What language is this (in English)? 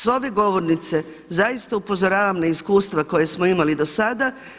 Croatian